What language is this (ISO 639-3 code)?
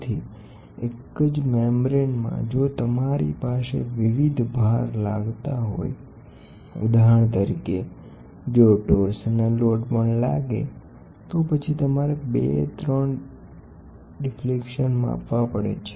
guj